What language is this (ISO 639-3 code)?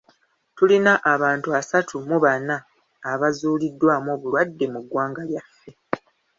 lug